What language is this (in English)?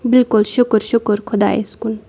Kashmiri